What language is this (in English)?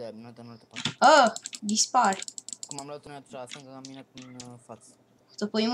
Romanian